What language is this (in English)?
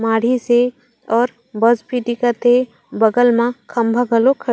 Chhattisgarhi